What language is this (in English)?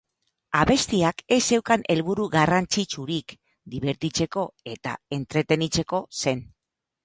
Basque